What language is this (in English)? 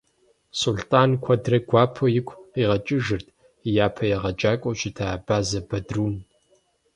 Kabardian